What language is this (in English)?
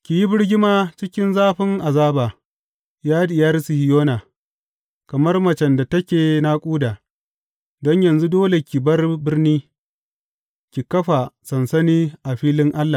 Hausa